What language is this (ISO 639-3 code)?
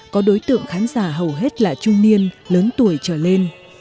vie